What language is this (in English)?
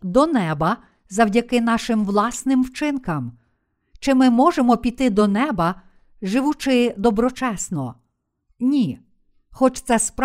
Ukrainian